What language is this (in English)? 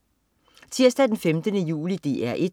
Danish